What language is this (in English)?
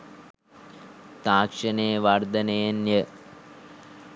Sinhala